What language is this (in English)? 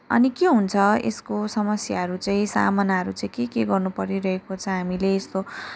Nepali